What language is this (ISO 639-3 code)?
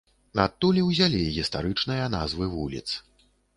bel